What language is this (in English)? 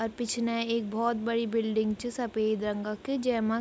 Garhwali